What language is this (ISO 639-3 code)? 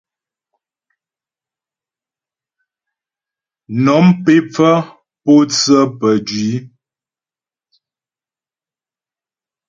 bbj